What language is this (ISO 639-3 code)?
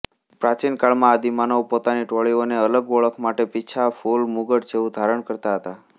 guj